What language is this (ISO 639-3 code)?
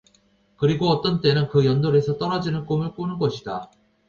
kor